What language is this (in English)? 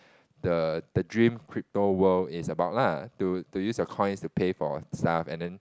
English